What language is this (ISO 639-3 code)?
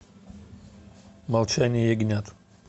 rus